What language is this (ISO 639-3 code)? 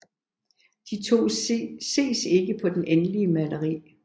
dan